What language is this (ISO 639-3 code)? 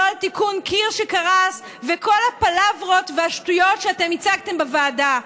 heb